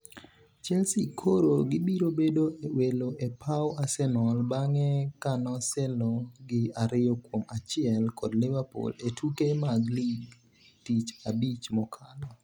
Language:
Luo (Kenya and Tanzania)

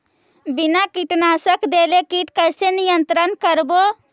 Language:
Magahi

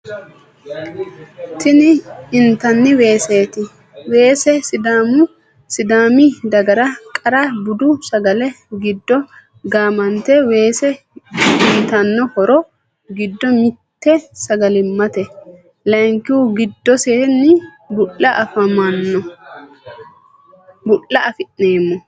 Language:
Sidamo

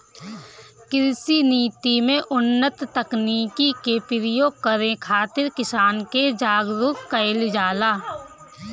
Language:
Bhojpuri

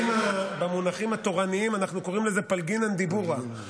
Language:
Hebrew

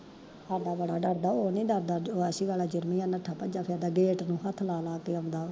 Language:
Punjabi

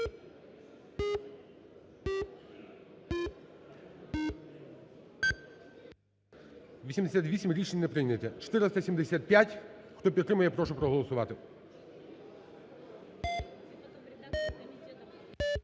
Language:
Ukrainian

